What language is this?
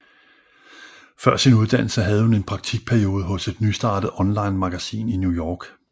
Danish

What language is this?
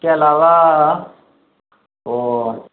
Urdu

